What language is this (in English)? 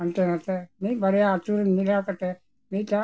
Santali